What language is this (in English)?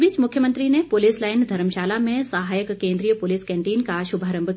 Hindi